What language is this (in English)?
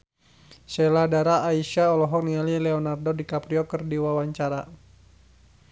Sundanese